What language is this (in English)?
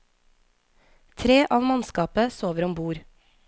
Norwegian